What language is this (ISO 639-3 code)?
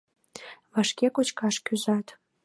chm